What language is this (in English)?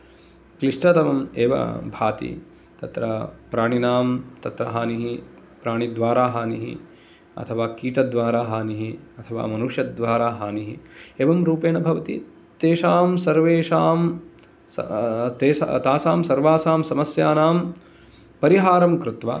Sanskrit